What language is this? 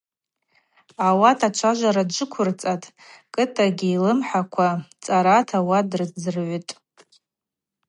Abaza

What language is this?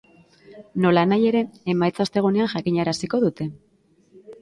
Basque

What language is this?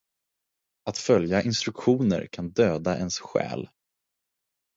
Swedish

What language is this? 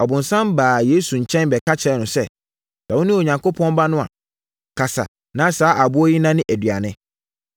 Akan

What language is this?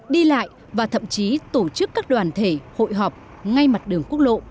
Vietnamese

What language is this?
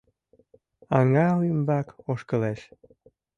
Mari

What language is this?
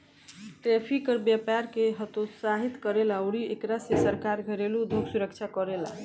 Bhojpuri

